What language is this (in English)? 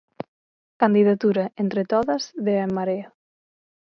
Galician